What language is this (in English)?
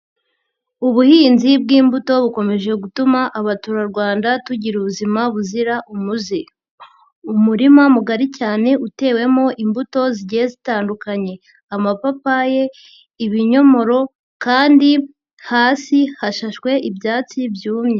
Kinyarwanda